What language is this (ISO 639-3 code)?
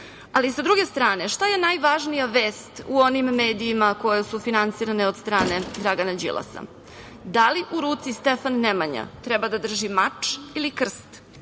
srp